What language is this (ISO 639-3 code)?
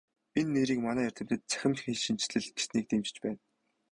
mon